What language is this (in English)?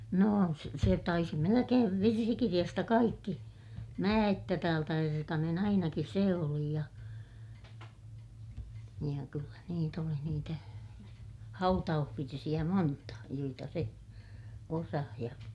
Finnish